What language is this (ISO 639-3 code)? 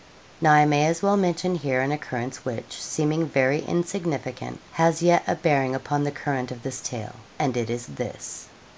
eng